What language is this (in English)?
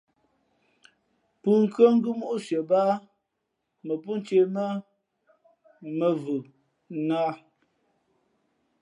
Fe'fe'